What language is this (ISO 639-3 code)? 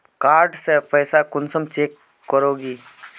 mag